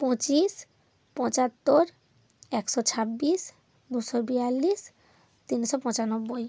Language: Bangla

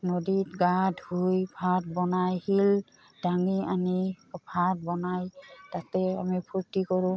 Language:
Assamese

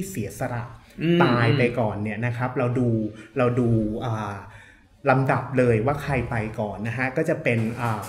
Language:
Thai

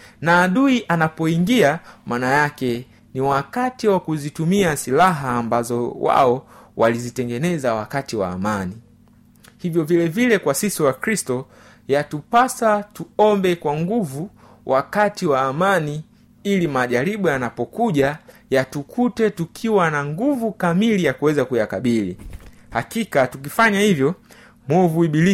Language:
Swahili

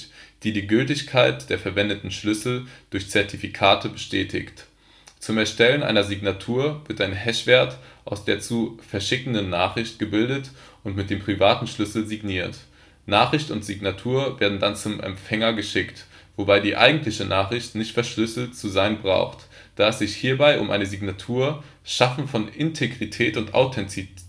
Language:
German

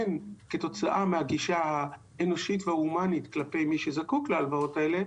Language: Hebrew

